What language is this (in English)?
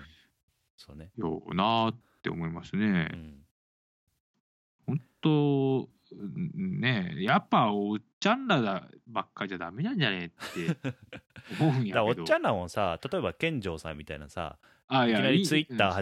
Japanese